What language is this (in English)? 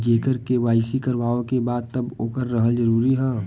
Bhojpuri